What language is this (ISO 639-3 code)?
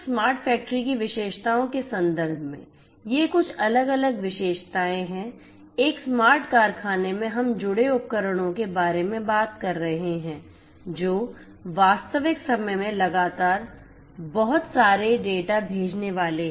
hin